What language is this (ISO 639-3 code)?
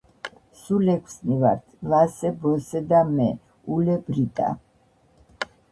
kat